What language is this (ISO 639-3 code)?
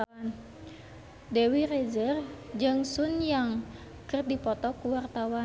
sun